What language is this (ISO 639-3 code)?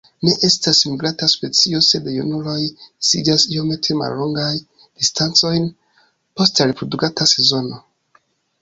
epo